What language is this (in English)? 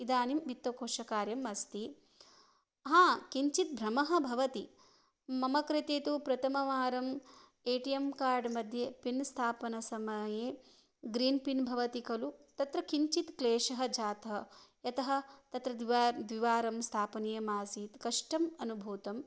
Sanskrit